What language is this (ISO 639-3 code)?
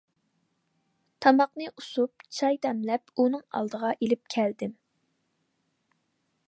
uig